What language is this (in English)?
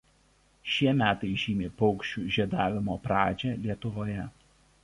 Lithuanian